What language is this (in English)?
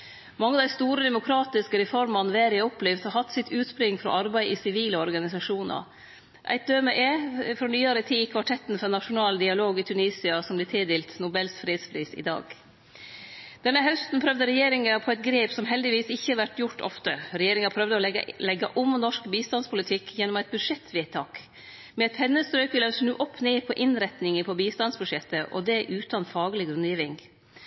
Norwegian Nynorsk